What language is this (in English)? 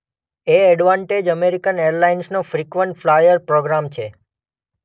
Gujarati